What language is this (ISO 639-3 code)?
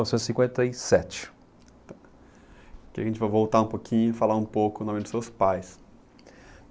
por